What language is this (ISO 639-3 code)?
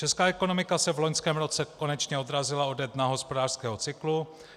ces